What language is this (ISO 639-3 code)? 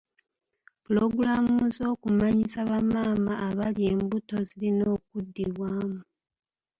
lug